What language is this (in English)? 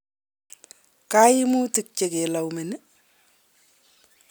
Kalenjin